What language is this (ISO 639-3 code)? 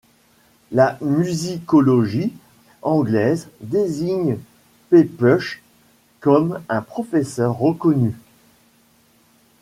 fra